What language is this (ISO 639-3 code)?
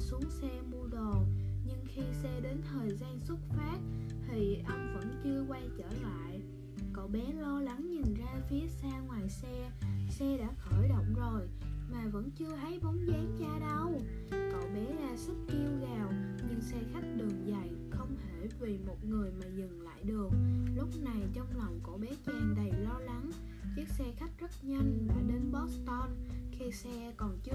vie